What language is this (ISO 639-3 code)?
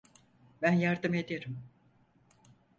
tur